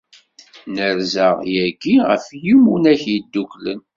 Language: Kabyle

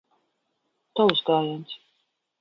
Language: Latvian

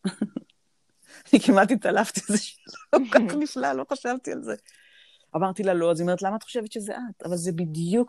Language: Hebrew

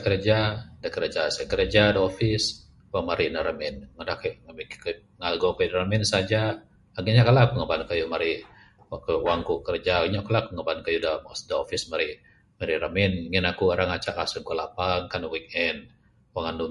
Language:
Bukar-Sadung Bidayuh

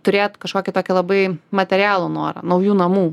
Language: Lithuanian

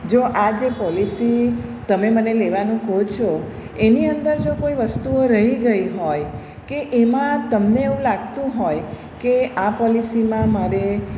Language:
Gujarati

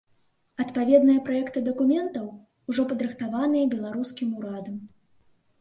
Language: Belarusian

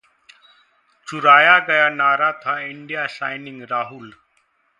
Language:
Hindi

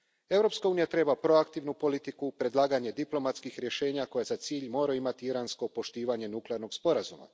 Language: Croatian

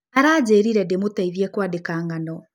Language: Kikuyu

